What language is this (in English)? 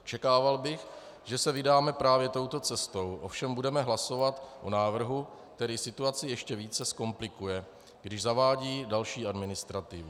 Czech